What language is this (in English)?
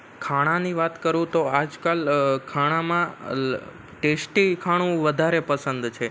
Gujarati